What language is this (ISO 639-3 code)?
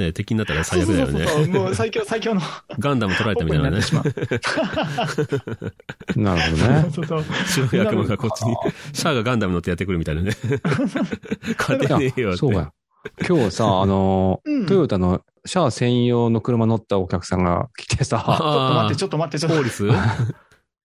jpn